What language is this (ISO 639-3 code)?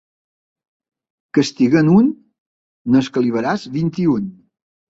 cat